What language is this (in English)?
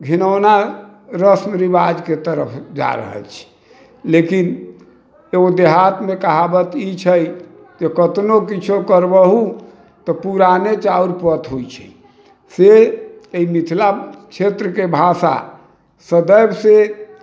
Maithili